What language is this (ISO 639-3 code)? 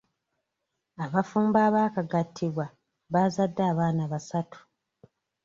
lug